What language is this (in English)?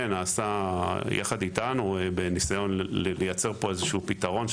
Hebrew